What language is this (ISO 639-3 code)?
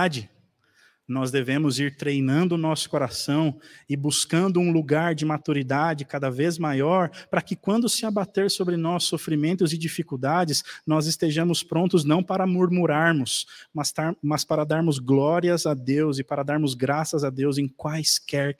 por